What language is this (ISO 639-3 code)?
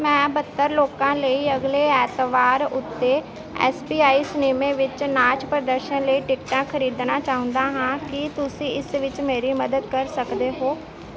pan